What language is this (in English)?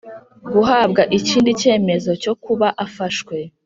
Kinyarwanda